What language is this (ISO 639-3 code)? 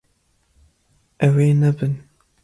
kur